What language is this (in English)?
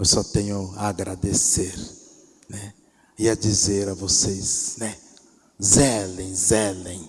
Portuguese